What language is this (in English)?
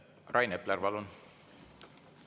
Estonian